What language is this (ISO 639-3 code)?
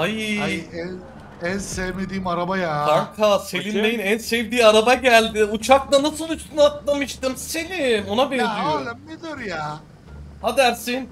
tur